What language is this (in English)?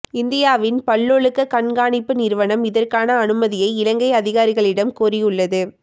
Tamil